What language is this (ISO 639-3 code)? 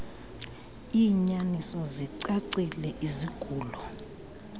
xho